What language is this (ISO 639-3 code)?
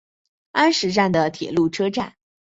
zho